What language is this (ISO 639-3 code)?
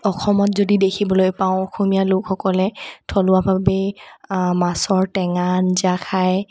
asm